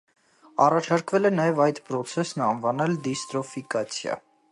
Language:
Armenian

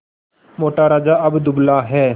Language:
Hindi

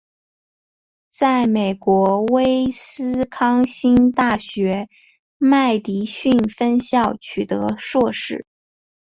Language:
Chinese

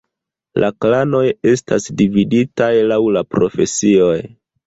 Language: Esperanto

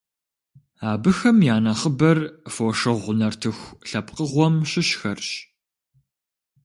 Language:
Kabardian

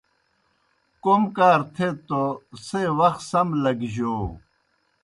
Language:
Kohistani Shina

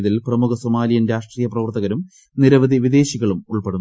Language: Malayalam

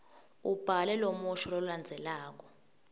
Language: Swati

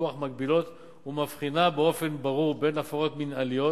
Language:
Hebrew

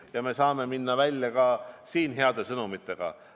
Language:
Estonian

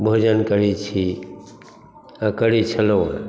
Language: Maithili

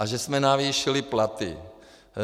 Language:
Czech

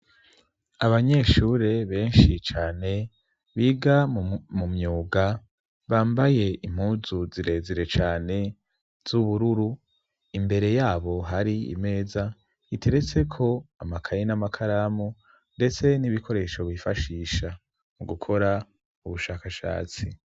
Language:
Rundi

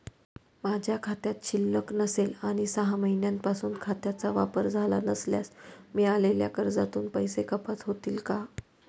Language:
Marathi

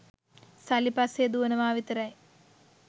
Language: Sinhala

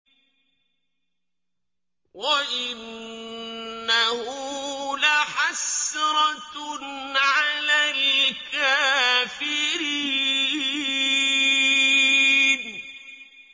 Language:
Arabic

